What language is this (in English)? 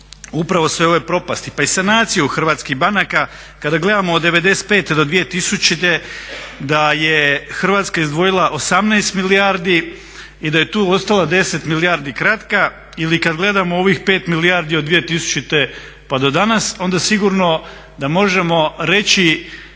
Croatian